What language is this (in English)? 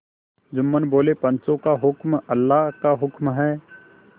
Hindi